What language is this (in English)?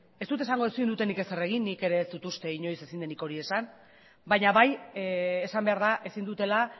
Basque